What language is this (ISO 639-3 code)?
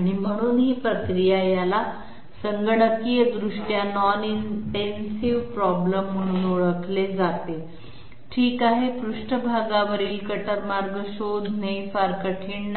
mar